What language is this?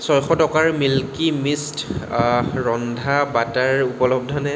Assamese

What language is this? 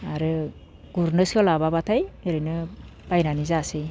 Bodo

